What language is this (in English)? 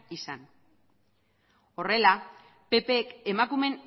Basque